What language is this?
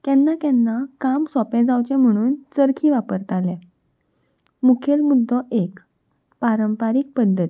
Konkani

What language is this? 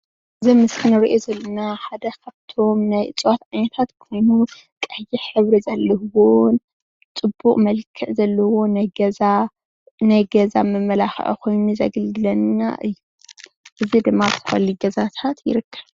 Tigrinya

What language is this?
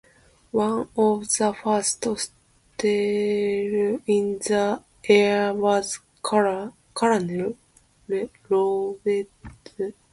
English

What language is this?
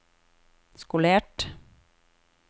Norwegian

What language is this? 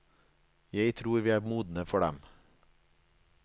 Norwegian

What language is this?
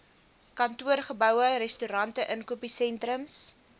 Afrikaans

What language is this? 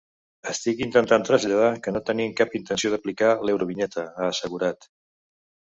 Catalan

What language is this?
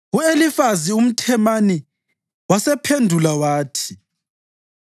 North Ndebele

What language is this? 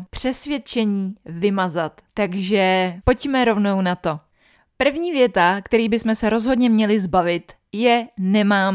Czech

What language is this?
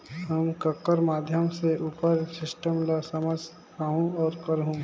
Chhattisgarhi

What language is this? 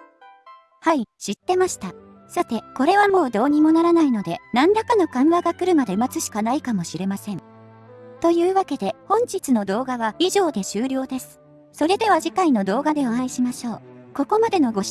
Japanese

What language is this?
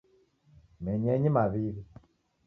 Taita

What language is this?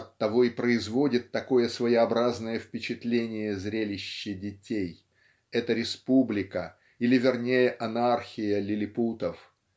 Russian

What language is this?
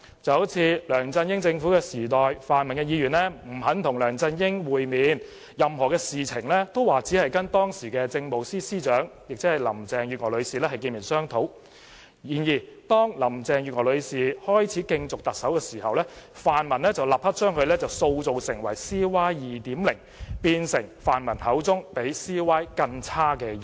Cantonese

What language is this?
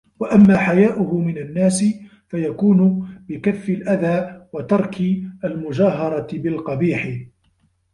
Arabic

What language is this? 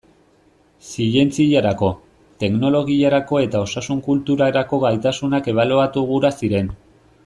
Basque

